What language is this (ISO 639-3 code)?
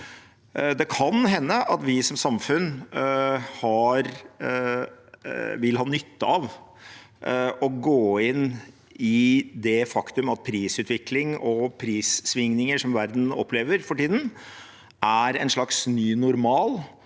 nor